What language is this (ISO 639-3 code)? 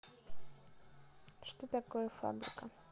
rus